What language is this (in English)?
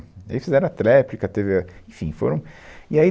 Portuguese